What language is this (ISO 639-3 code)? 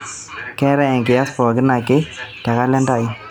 mas